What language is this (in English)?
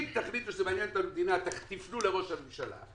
Hebrew